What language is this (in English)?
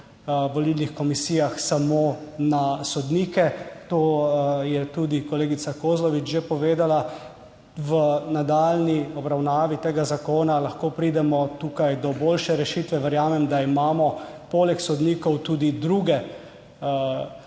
Slovenian